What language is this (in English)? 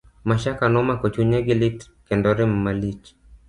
Luo (Kenya and Tanzania)